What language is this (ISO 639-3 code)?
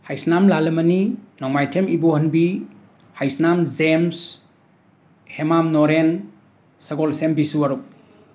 mni